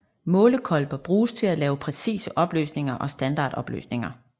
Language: Danish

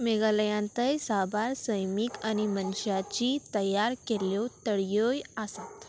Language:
Konkani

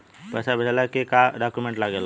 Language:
Bhojpuri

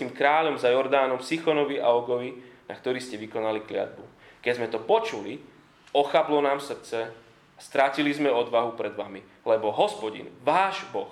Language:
Slovak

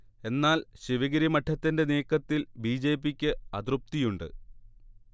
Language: Malayalam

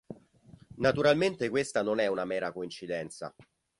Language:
Italian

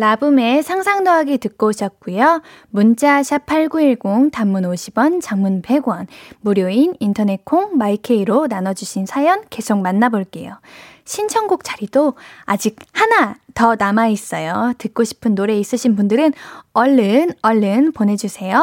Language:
Korean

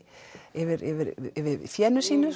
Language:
Icelandic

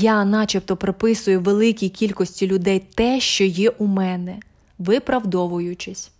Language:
Ukrainian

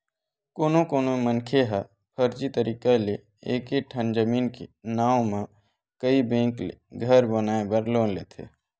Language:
Chhattisgarhi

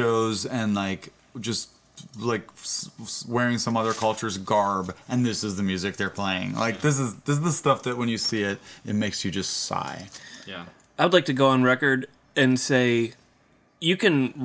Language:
English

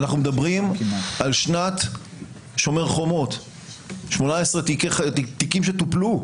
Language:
Hebrew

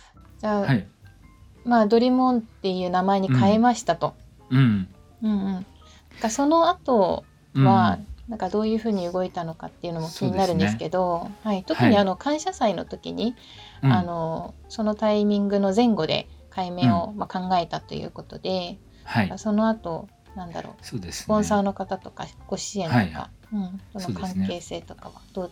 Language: Japanese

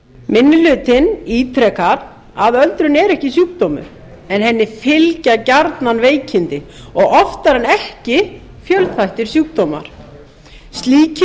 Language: Icelandic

